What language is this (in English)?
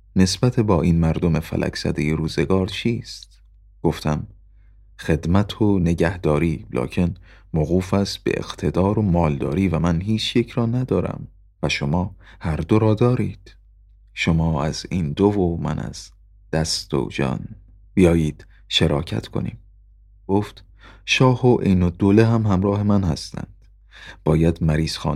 Persian